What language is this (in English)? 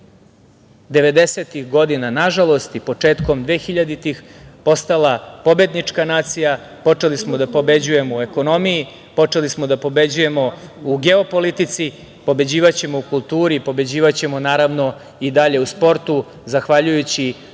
Serbian